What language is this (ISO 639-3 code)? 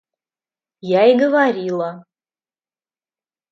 rus